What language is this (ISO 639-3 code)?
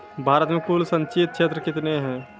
mai